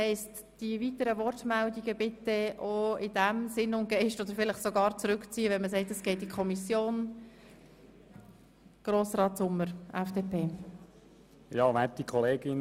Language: Swiss German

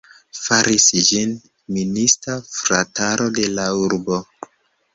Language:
Esperanto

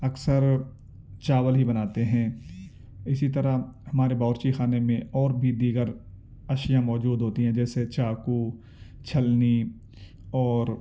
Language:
Urdu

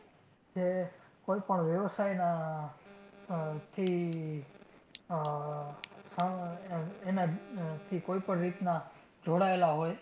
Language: Gujarati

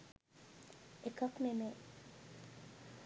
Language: Sinhala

